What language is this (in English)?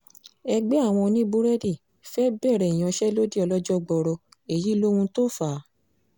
Yoruba